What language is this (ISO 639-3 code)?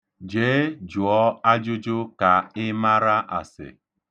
ibo